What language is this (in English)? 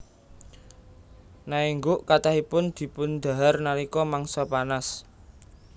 Javanese